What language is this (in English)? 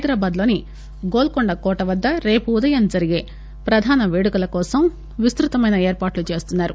Telugu